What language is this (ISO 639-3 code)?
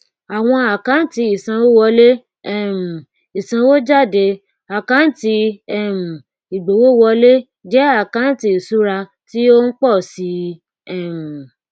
yor